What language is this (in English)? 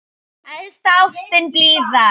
Icelandic